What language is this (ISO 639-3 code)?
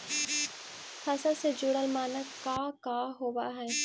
mag